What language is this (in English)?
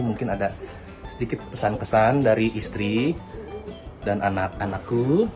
Indonesian